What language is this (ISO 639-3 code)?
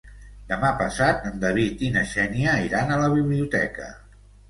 cat